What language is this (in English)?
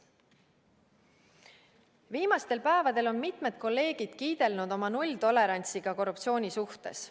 Estonian